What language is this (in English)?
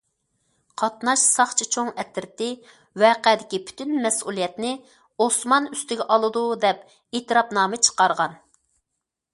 Uyghur